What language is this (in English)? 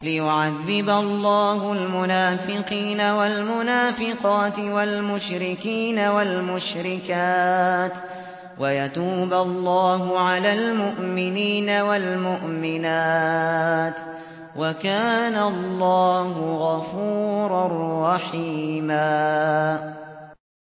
Arabic